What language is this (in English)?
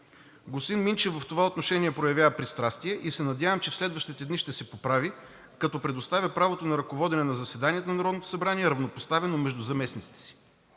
Bulgarian